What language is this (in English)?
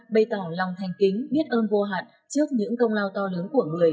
Vietnamese